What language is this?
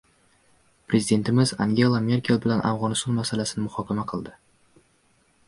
Uzbek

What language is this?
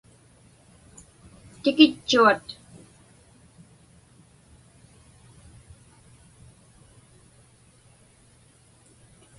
Inupiaq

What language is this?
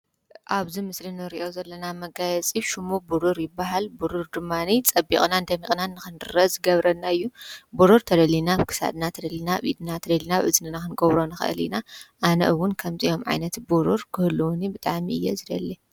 Tigrinya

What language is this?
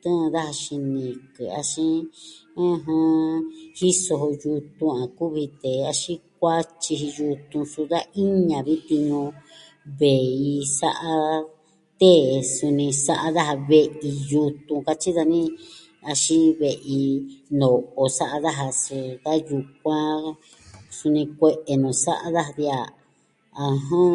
Southwestern Tlaxiaco Mixtec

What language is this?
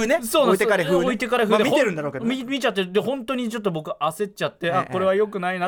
Japanese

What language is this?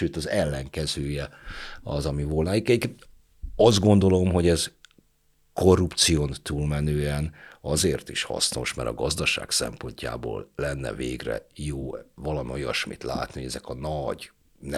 Hungarian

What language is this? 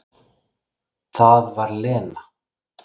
Icelandic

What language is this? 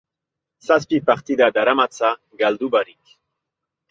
Basque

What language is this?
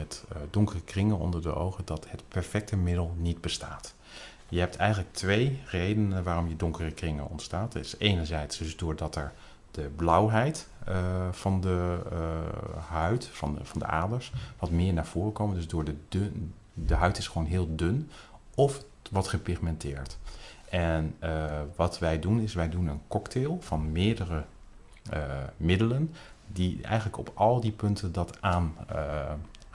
Dutch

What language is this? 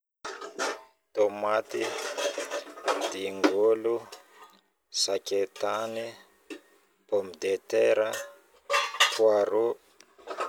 Northern Betsimisaraka Malagasy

